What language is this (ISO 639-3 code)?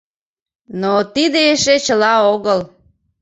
chm